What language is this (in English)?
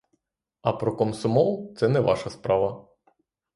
Ukrainian